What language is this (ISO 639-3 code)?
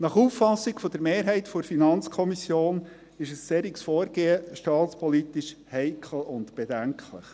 gsw